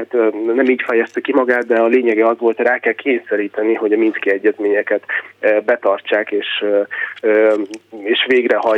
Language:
Hungarian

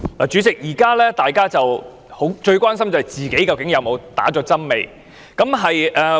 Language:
Cantonese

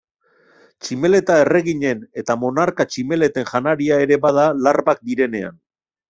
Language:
Basque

